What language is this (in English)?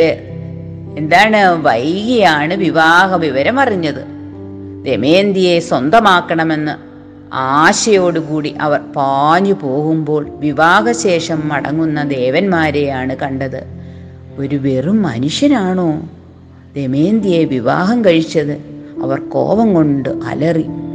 Malayalam